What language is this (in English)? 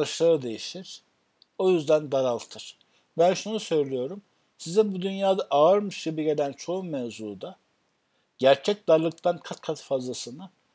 Turkish